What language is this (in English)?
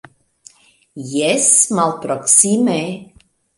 Esperanto